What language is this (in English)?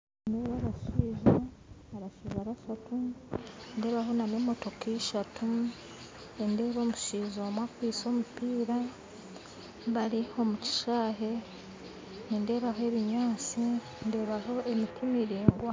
Nyankole